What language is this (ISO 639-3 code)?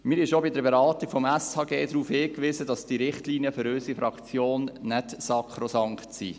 gsw